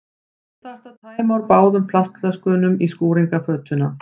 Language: Icelandic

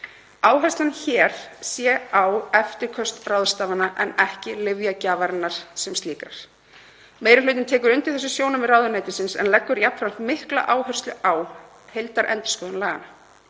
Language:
Icelandic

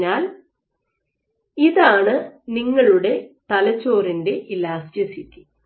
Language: Malayalam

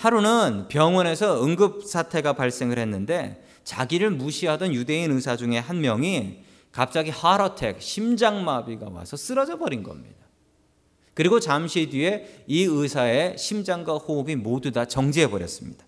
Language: Korean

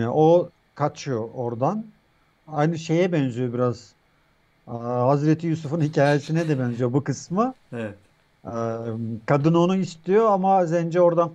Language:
Turkish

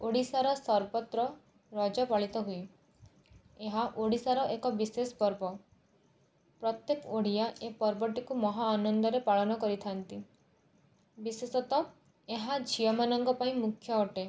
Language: Odia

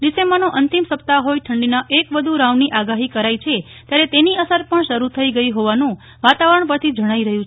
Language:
Gujarati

